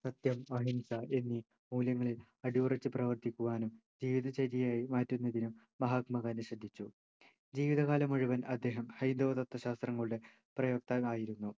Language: Malayalam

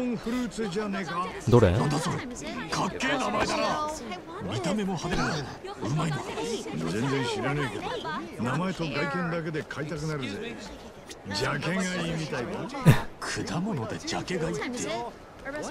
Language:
Japanese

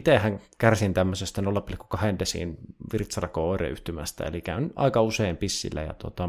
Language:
Finnish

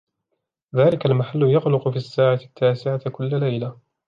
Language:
Arabic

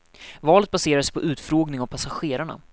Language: Swedish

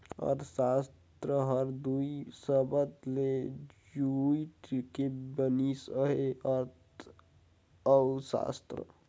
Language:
Chhattisgarhi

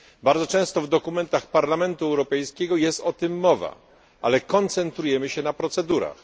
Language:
Polish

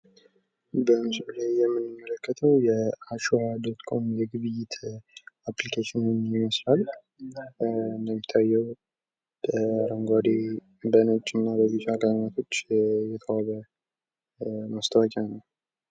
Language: Amharic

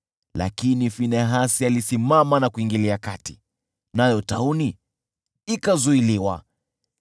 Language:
Swahili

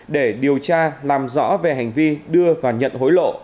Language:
Vietnamese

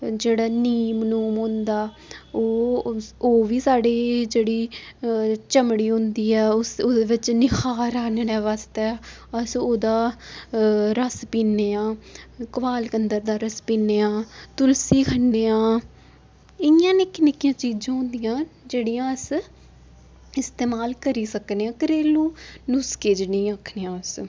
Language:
Dogri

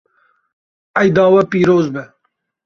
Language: Kurdish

